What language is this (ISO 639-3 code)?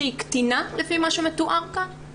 heb